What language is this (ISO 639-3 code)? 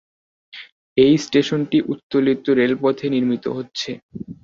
ben